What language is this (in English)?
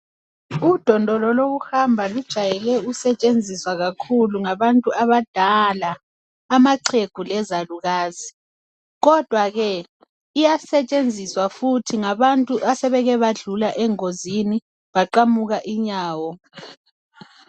North Ndebele